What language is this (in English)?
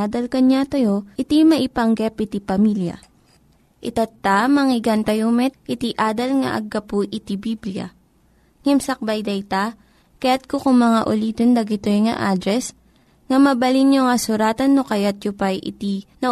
Filipino